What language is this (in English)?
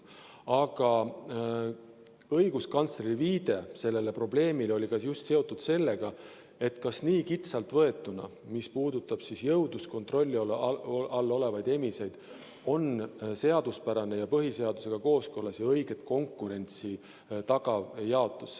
Estonian